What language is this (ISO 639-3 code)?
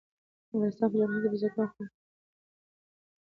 pus